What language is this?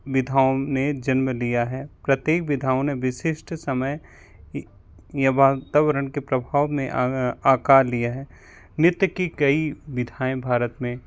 Hindi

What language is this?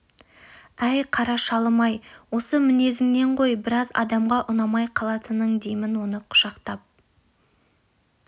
Kazakh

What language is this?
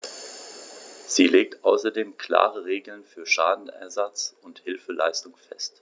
German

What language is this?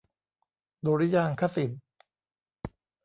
Thai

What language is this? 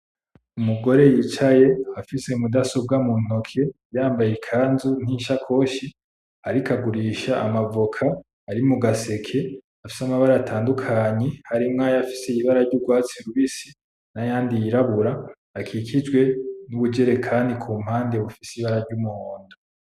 Rundi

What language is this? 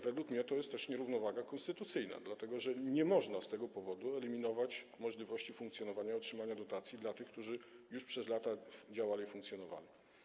Polish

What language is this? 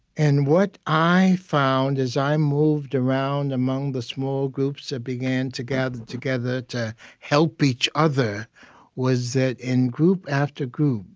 English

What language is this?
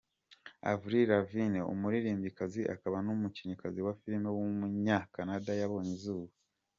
Kinyarwanda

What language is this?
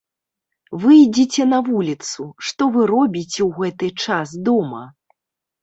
Belarusian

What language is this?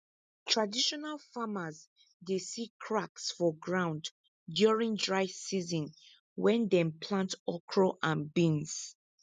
Nigerian Pidgin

